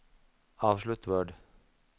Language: Norwegian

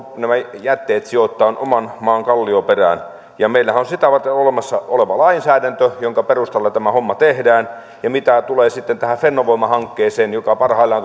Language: Finnish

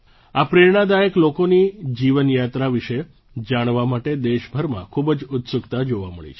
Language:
Gujarati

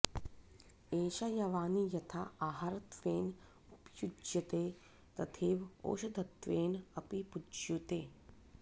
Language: Sanskrit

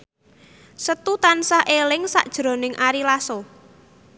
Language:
Javanese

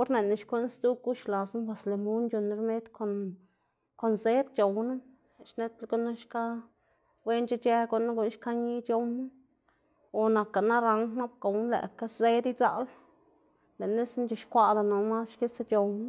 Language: Xanaguía Zapotec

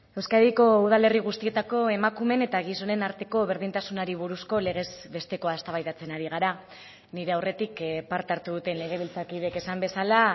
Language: Basque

